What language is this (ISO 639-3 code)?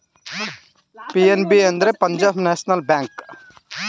kan